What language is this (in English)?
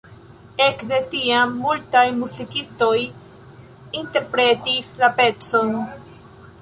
Esperanto